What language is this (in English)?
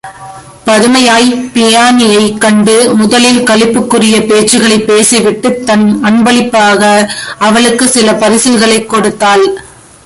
Tamil